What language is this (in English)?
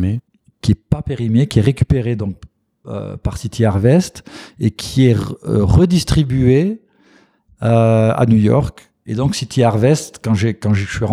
French